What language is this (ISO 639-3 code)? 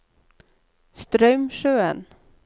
nor